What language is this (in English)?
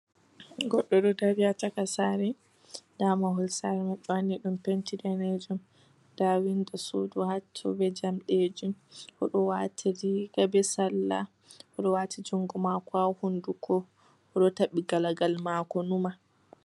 Fula